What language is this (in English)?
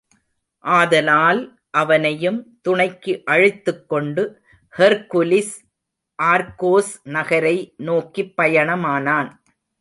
Tamil